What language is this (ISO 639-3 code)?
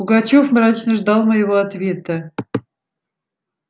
rus